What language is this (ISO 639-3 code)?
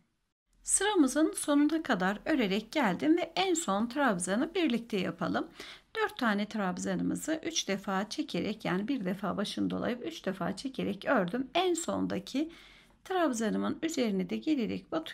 tur